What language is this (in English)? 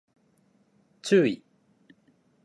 Japanese